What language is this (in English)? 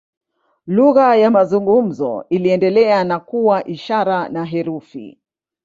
Swahili